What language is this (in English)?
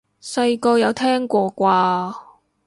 Cantonese